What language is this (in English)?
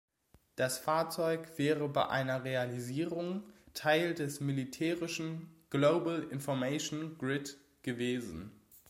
German